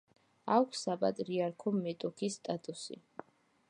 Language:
Georgian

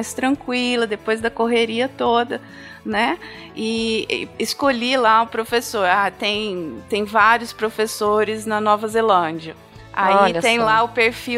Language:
Portuguese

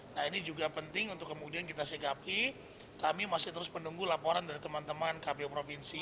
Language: Indonesian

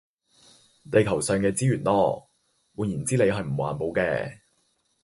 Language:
Cantonese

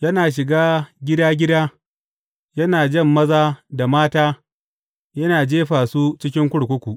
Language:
Hausa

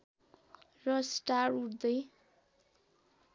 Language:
Nepali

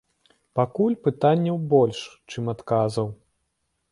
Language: Belarusian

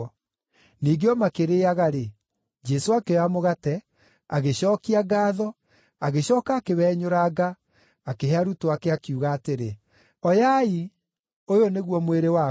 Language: Kikuyu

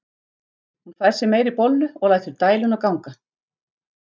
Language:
Icelandic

